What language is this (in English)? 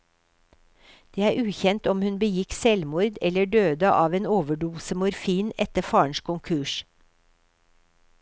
Norwegian